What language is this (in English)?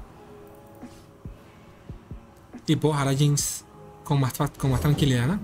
Spanish